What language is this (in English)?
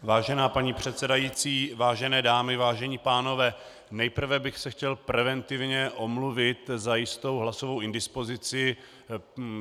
Czech